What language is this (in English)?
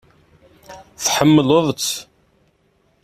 Kabyle